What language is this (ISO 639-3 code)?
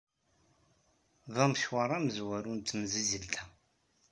kab